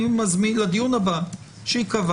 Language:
Hebrew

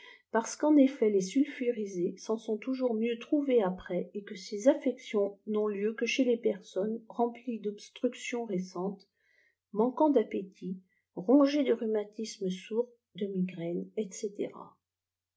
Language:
French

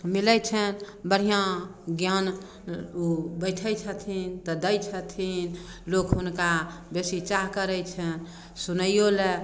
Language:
Maithili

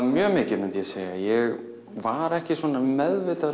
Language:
Icelandic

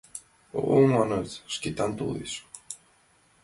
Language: Mari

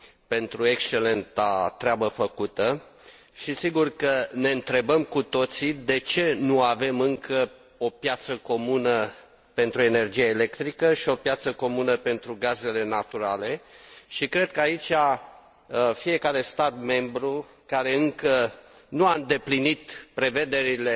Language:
Romanian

